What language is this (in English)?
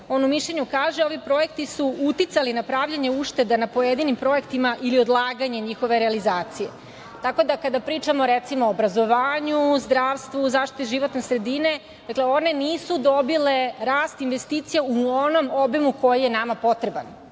Serbian